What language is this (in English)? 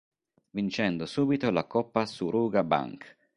Italian